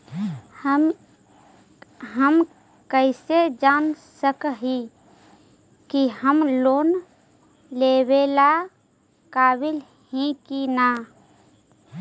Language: Magahi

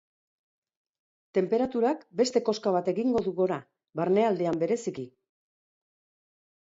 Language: Basque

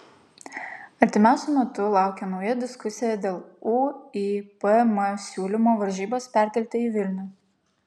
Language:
Lithuanian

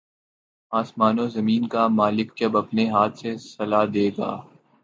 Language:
Urdu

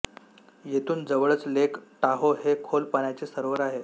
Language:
Marathi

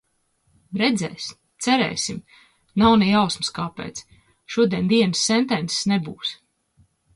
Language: Latvian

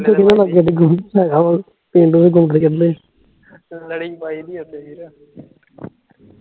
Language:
Punjabi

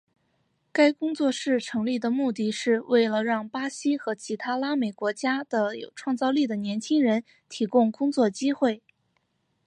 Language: Chinese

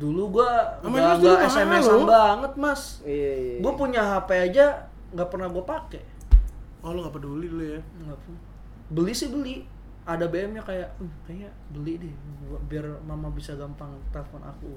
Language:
Indonesian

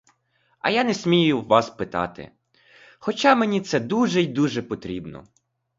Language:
Ukrainian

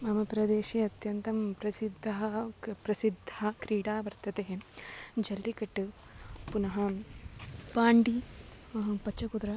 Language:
Sanskrit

